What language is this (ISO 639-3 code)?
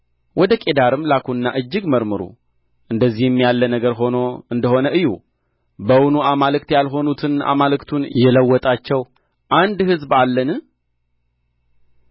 amh